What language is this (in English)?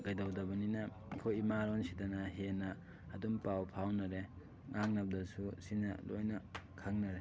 Manipuri